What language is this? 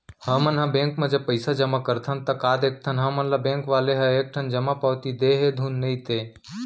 Chhattisgarhi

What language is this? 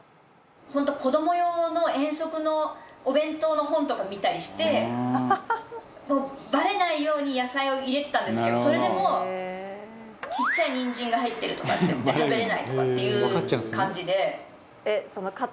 Japanese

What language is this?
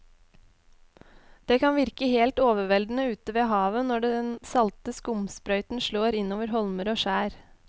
Norwegian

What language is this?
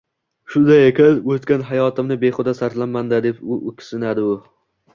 Uzbek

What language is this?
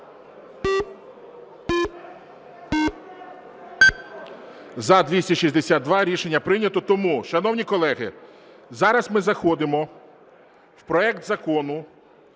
Ukrainian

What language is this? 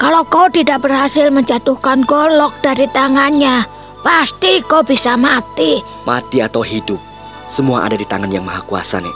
Indonesian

